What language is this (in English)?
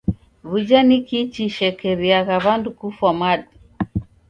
Taita